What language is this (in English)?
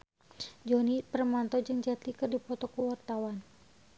Sundanese